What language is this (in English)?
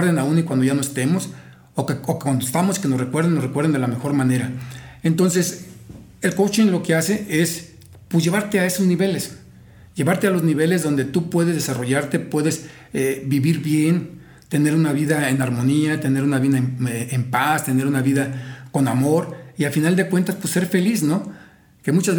Spanish